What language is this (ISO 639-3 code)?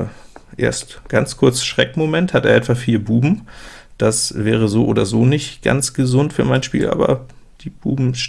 deu